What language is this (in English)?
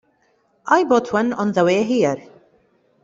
English